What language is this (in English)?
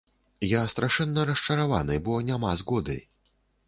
Belarusian